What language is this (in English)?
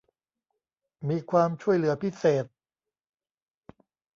Thai